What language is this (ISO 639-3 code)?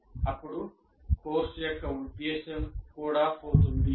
tel